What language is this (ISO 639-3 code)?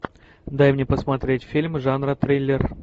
rus